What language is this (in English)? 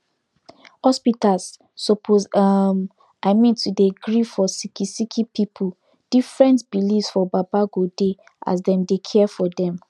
Nigerian Pidgin